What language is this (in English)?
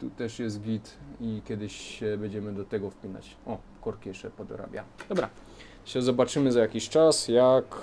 Polish